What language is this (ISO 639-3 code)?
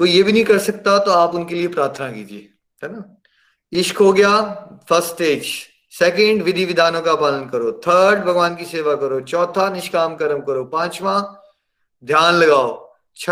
hin